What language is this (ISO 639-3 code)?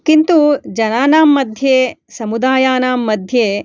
san